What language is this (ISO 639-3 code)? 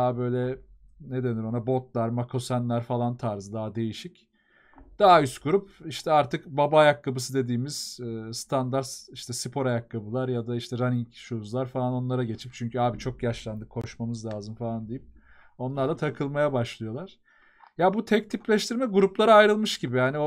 tur